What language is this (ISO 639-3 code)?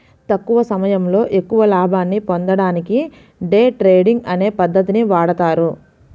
tel